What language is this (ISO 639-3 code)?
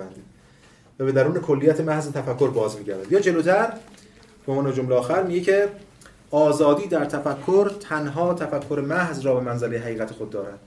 fas